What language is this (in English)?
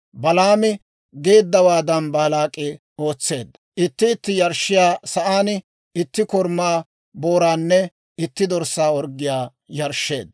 Dawro